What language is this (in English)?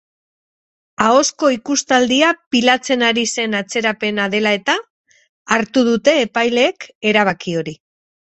Basque